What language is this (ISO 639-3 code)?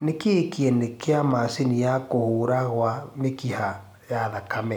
kik